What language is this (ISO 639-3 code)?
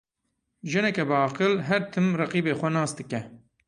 kur